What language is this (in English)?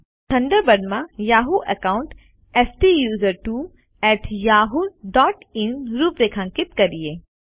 Gujarati